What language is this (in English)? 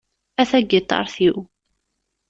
Kabyle